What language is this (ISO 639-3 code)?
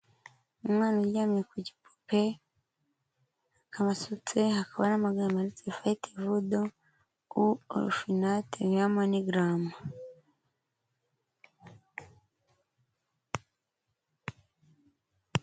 kin